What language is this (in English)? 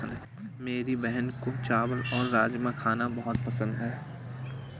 Hindi